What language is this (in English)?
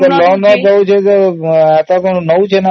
Odia